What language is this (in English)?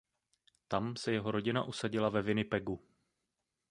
Czech